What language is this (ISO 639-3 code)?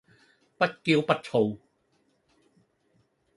yue